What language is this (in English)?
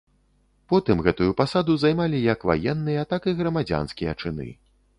Belarusian